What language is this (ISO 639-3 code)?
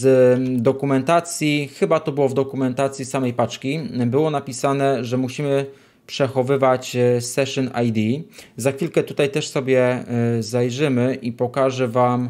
pol